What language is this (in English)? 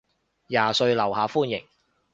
Cantonese